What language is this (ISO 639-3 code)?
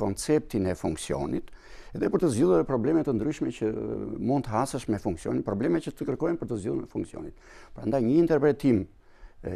ron